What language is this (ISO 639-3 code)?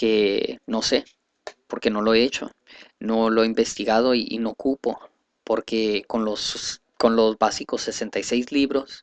spa